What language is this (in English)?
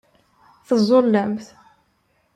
Kabyle